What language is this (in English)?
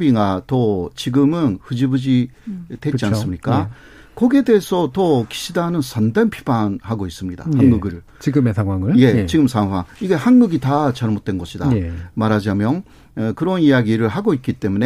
Korean